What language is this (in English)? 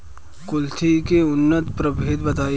Bhojpuri